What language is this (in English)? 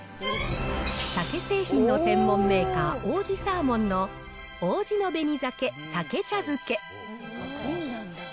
Japanese